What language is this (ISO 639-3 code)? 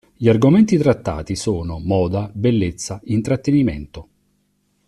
ita